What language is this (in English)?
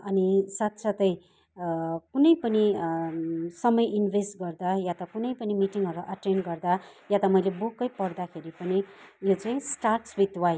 Nepali